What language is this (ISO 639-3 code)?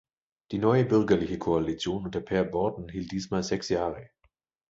deu